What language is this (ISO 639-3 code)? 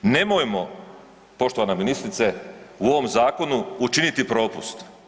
hrv